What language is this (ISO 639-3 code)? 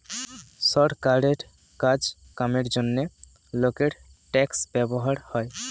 ben